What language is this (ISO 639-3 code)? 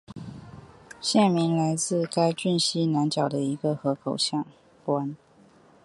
zho